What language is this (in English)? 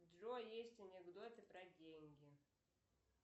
Russian